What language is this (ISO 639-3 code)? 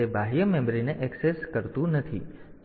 guj